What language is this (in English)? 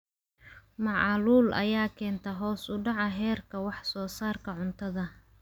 Somali